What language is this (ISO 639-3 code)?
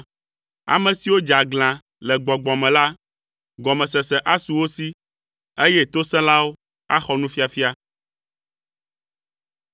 ewe